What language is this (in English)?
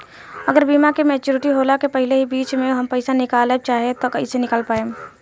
Bhojpuri